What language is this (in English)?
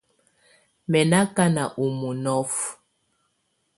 Tunen